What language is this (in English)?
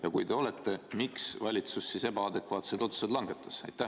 Estonian